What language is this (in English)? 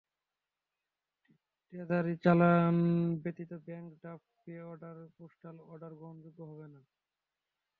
Bangla